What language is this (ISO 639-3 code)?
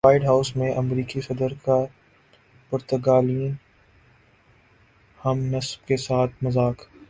urd